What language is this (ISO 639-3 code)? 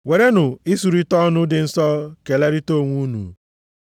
ibo